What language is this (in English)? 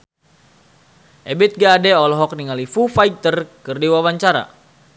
Sundanese